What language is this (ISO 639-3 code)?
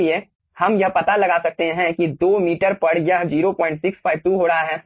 hin